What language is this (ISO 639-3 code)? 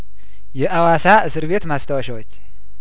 amh